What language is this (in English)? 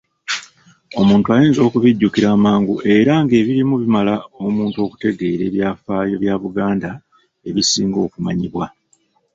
Ganda